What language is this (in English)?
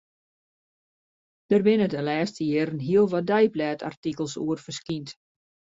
Western Frisian